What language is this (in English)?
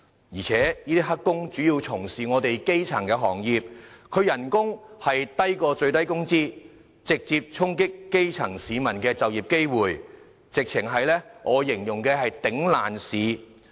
Cantonese